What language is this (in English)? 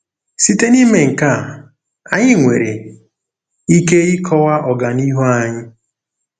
Igbo